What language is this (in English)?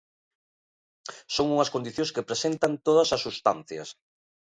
Galician